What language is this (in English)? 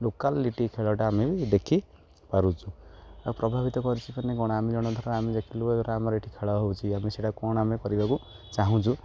Odia